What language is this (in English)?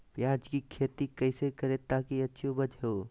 Magahi